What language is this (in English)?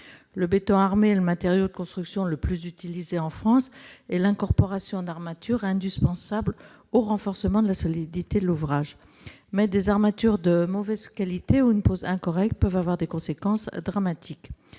French